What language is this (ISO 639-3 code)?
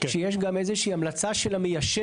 heb